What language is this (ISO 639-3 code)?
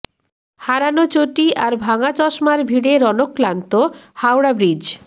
ben